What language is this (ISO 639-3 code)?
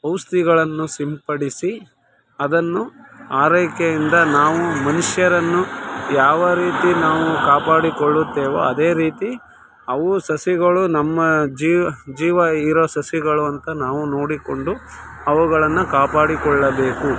kan